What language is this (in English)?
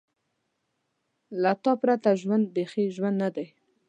Pashto